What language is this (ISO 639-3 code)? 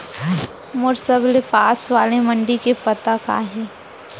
hne